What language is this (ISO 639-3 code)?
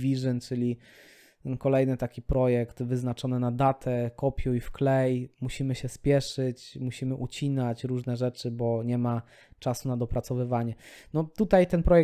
pol